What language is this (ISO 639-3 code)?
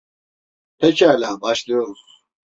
tur